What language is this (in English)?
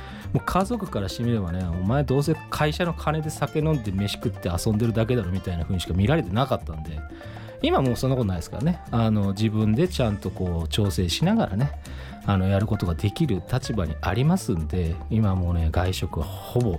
Japanese